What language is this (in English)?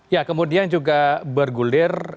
Indonesian